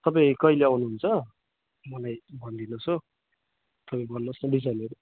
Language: Nepali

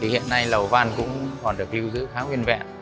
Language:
Vietnamese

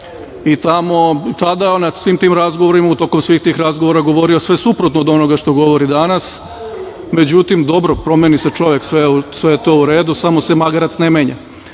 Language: Serbian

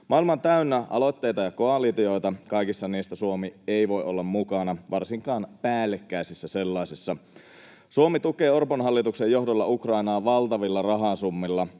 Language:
Finnish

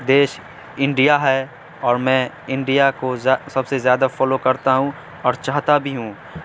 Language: Urdu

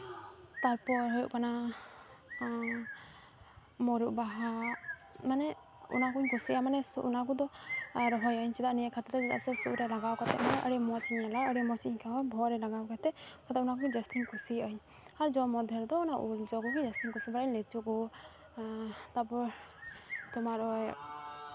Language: Santali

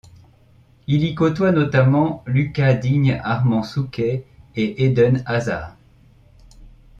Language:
French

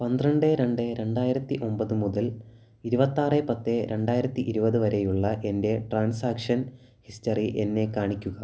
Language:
Malayalam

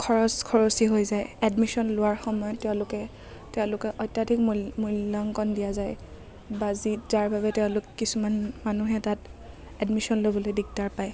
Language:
Assamese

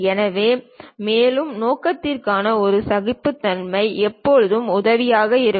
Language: Tamil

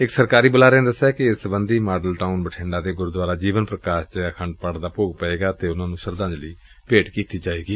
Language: Punjabi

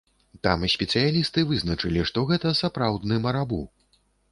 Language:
Belarusian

